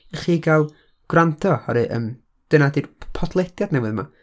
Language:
Welsh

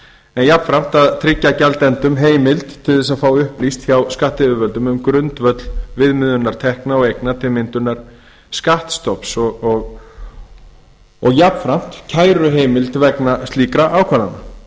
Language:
Icelandic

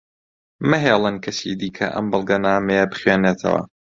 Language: Central Kurdish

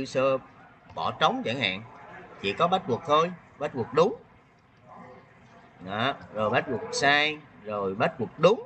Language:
Vietnamese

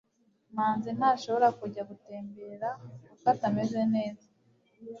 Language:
Kinyarwanda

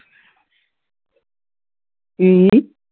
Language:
Punjabi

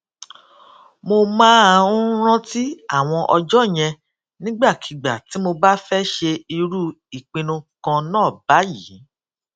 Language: Yoruba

